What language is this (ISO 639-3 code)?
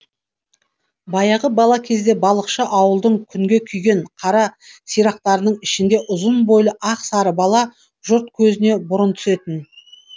kaz